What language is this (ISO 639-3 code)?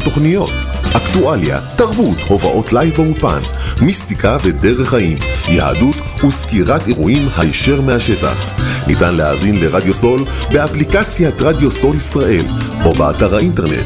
heb